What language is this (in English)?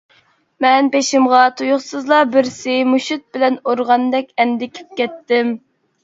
Uyghur